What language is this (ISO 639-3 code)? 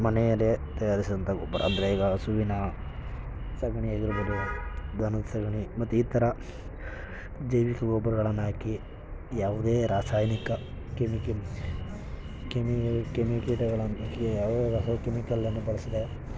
kan